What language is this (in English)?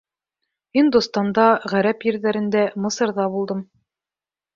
Bashkir